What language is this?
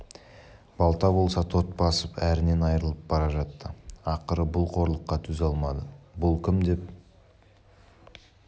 Kazakh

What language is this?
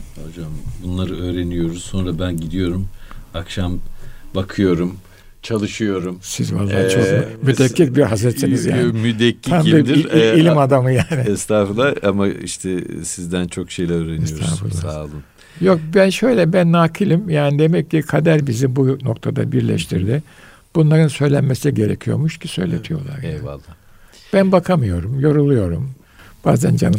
Turkish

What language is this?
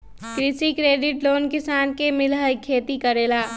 Magahi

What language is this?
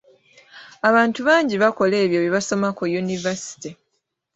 Ganda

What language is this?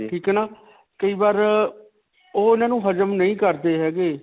Punjabi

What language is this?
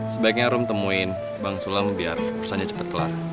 Indonesian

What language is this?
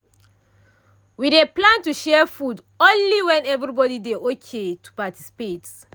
Nigerian Pidgin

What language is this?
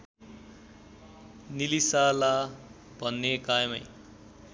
Nepali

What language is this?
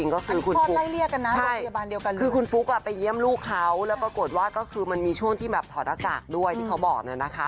Thai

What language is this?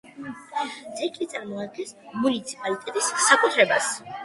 Georgian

